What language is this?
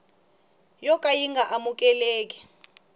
Tsonga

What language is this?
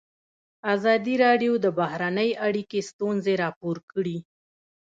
Pashto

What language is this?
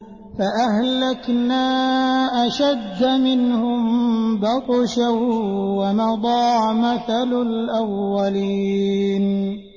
Arabic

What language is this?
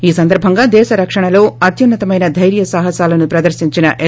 Telugu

